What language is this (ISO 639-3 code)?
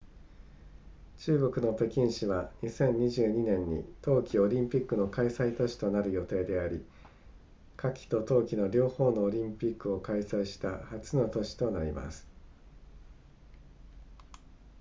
jpn